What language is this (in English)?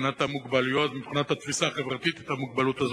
Hebrew